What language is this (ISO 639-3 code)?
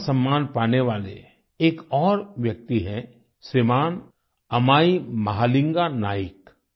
hin